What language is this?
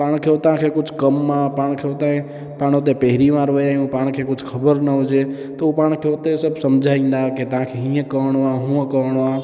Sindhi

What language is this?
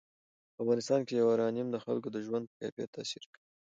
Pashto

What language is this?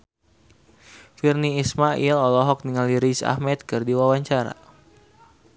Sundanese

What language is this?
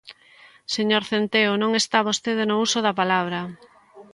Galician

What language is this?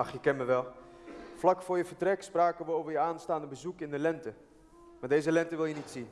Dutch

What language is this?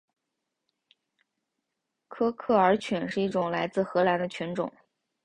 Chinese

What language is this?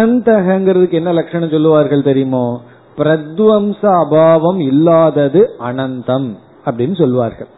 Tamil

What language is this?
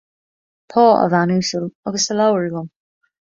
Irish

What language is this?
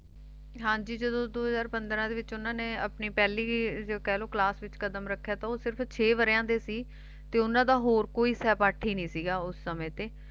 Punjabi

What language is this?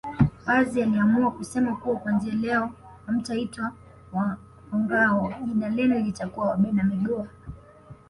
Swahili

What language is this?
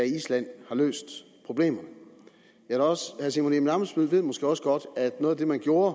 Danish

